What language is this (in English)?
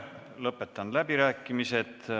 Estonian